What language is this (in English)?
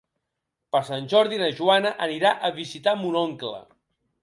Catalan